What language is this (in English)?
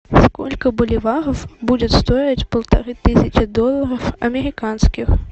Russian